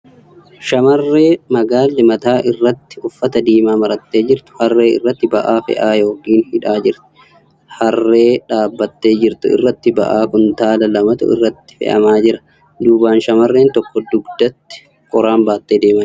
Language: Oromo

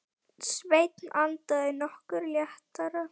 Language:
Icelandic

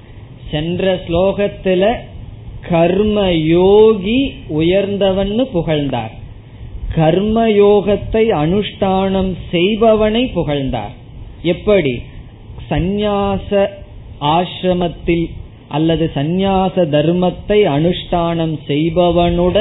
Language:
Tamil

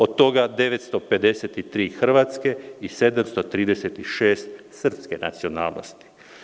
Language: Serbian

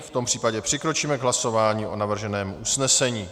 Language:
Czech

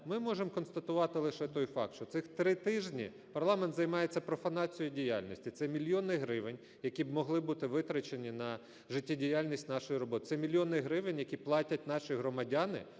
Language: Ukrainian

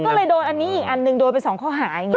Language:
Thai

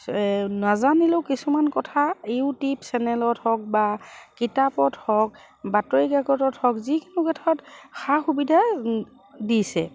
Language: Assamese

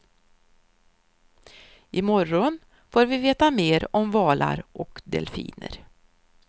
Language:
Swedish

